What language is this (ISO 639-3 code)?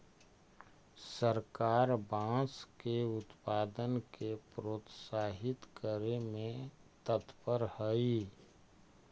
mag